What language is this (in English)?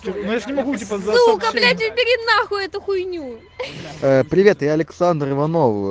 Russian